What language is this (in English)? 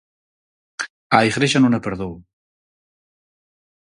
Galician